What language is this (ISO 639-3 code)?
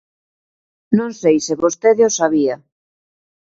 glg